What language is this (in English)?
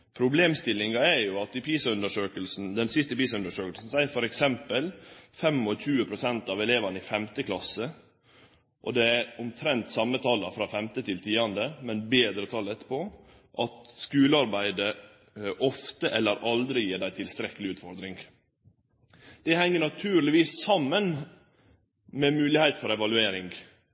Norwegian Nynorsk